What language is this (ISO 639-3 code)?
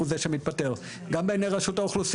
heb